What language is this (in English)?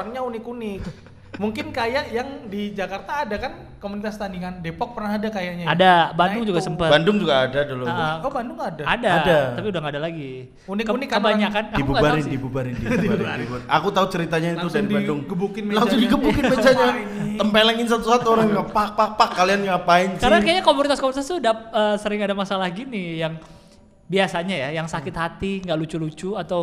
Indonesian